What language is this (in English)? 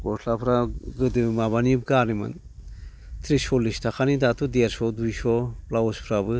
Bodo